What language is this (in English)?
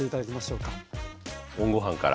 Japanese